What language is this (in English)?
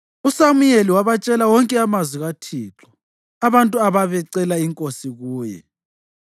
North Ndebele